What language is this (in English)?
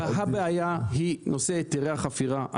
Hebrew